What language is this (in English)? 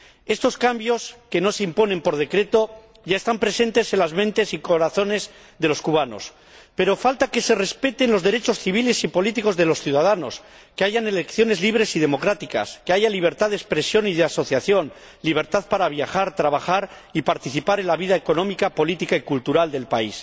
Spanish